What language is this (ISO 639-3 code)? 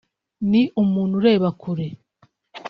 kin